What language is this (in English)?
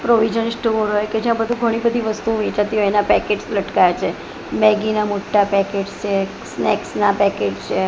Gujarati